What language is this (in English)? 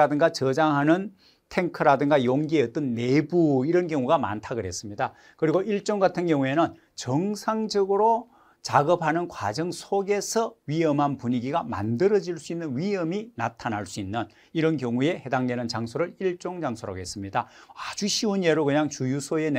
Korean